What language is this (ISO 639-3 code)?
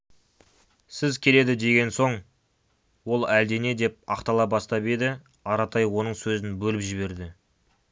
kaz